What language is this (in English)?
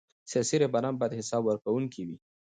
Pashto